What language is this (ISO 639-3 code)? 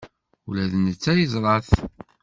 kab